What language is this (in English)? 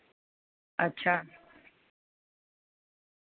Dogri